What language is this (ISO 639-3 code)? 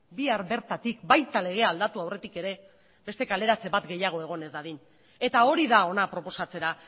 eus